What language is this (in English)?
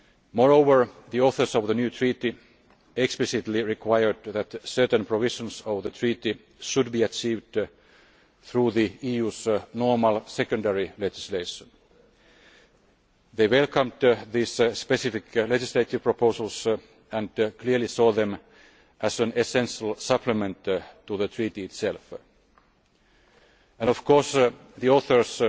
English